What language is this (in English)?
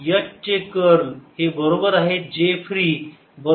Marathi